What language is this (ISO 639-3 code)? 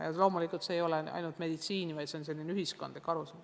est